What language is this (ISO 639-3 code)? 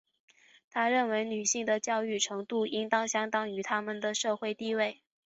zho